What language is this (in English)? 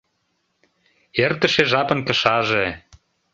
Mari